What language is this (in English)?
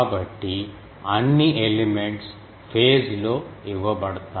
Telugu